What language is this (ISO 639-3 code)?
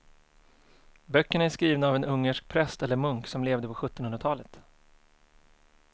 swe